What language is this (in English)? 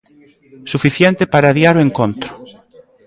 Galician